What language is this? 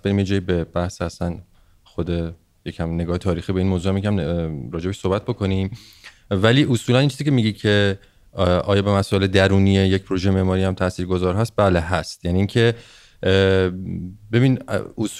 Persian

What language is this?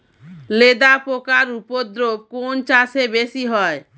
Bangla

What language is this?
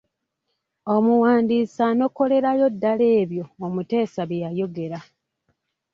Ganda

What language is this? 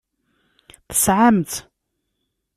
Kabyle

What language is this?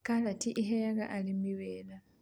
Kikuyu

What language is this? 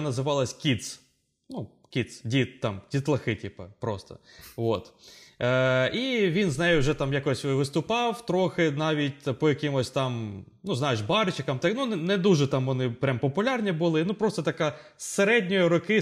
Ukrainian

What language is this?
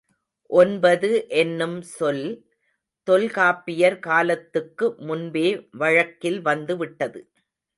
Tamil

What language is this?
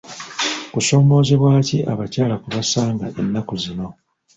Ganda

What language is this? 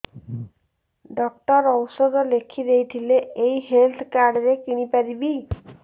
Odia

